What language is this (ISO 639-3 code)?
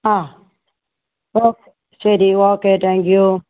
mal